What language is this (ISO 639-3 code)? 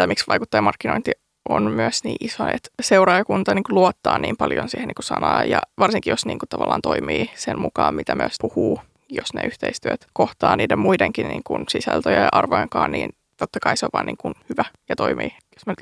fin